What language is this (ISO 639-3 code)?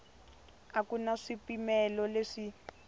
tso